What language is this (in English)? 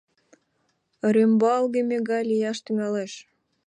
Mari